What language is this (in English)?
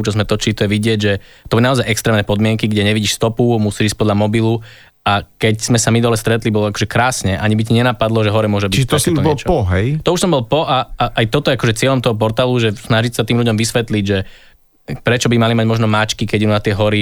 Slovak